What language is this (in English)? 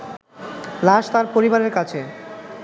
Bangla